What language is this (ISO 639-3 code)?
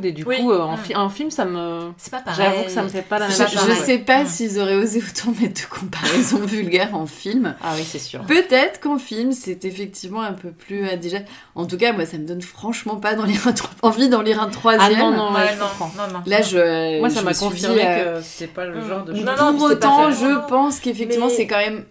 fra